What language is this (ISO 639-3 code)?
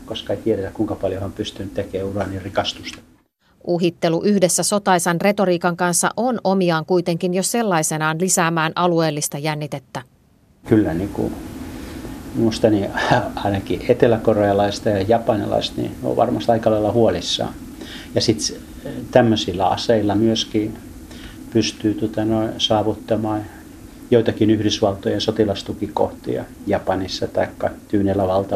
fin